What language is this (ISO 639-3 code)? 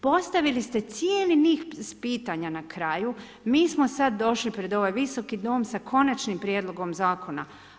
hrv